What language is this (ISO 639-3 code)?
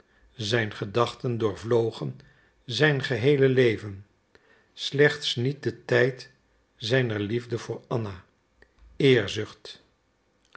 nld